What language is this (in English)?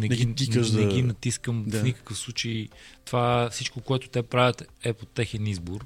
Bulgarian